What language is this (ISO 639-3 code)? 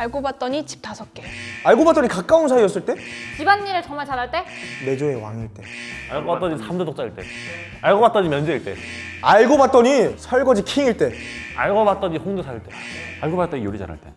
kor